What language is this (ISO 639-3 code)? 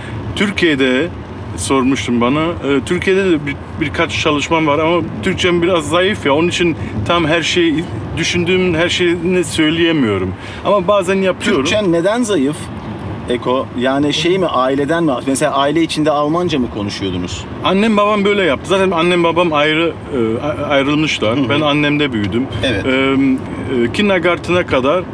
tur